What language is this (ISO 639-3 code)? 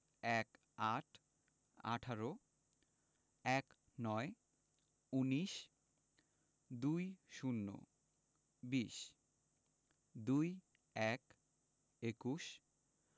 ben